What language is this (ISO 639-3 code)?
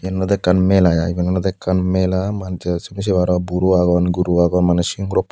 ccp